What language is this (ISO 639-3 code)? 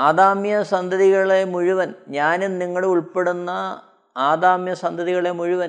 mal